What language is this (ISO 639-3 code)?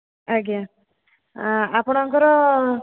ori